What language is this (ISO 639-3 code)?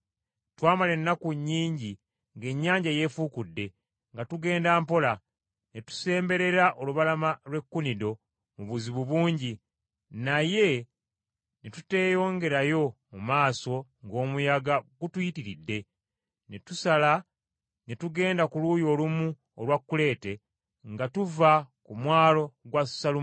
lug